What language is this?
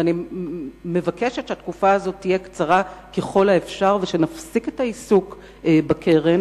Hebrew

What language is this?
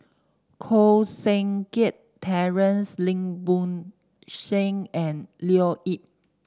English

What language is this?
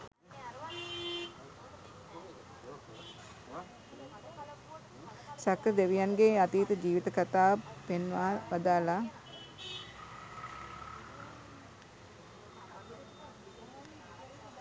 Sinhala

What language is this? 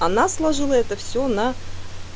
Russian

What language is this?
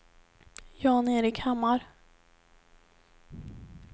Swedish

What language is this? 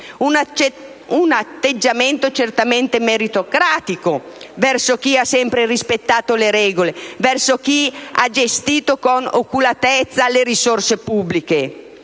Italian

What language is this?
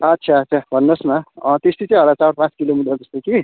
Nepali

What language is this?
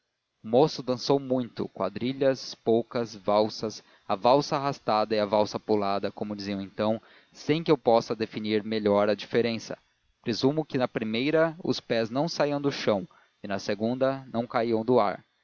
Portuguese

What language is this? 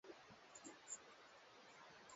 Swahili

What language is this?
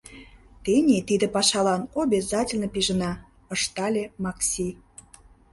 Mari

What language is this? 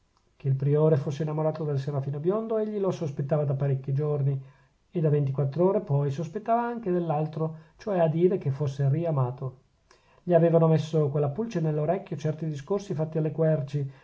Italian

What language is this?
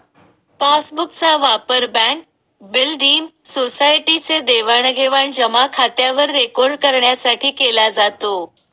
Marathi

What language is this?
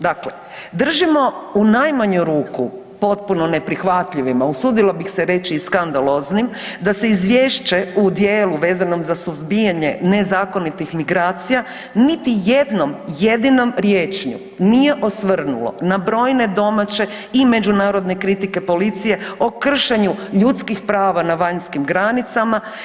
Croatian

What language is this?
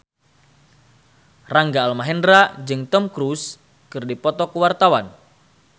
Sundanese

